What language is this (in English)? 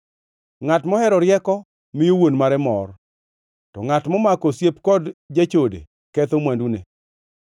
Luo (Kenya and Tanzania)